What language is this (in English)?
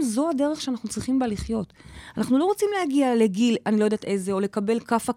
Hebrew